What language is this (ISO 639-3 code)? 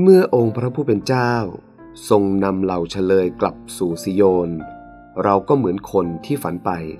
tha